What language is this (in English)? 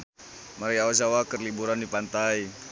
Sundanese